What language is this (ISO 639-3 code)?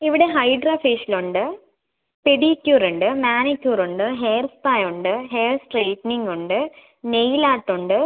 mal